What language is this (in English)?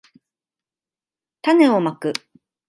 Japanese